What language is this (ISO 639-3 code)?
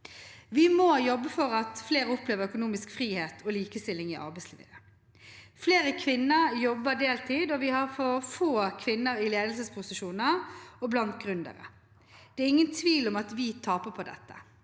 nor